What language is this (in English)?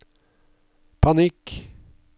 Norwegian